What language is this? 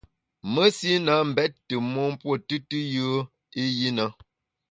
Bamun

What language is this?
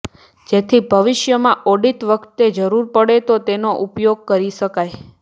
Gujarati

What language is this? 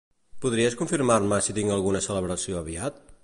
Catalan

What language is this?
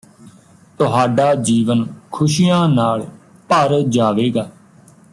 Punjabi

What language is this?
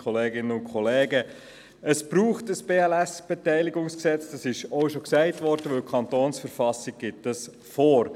Swiss German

